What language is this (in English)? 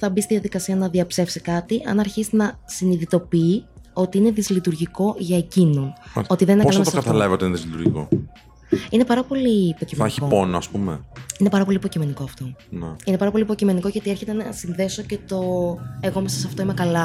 Greek